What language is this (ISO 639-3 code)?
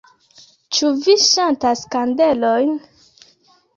epo